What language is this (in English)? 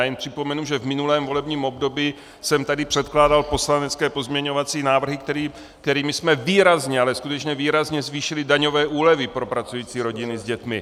Czech